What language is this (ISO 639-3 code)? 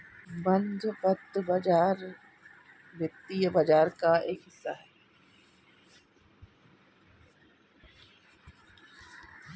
hin